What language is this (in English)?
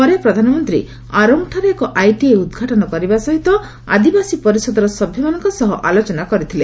Odia